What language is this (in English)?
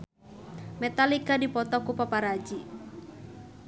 Sundanese